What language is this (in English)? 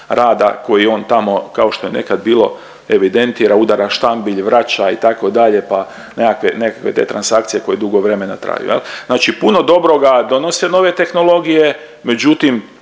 Croatian